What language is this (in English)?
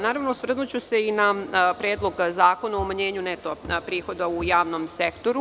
Serbian